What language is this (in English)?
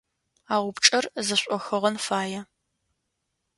Adyghe